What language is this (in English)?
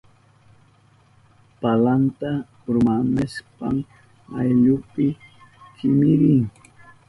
Southern Pastaza Quechua